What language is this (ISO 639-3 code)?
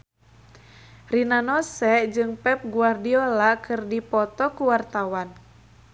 sun